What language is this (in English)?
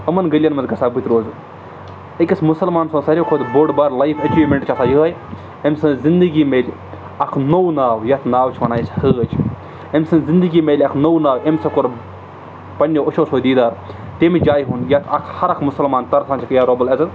Kashmiri